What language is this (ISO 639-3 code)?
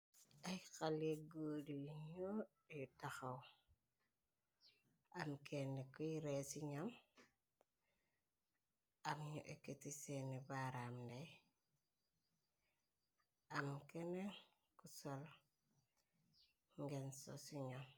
wol